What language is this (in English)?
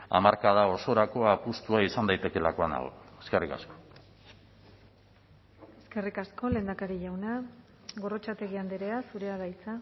Basque